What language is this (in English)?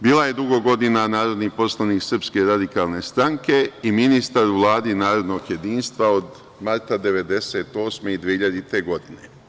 Serbian